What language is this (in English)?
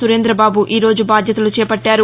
Telugu